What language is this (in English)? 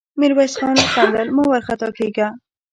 Pashto